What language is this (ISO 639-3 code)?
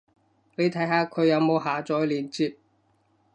yue